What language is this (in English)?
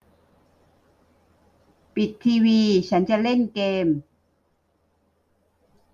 Thai